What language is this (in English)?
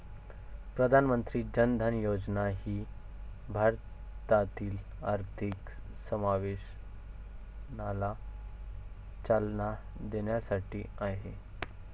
Marathi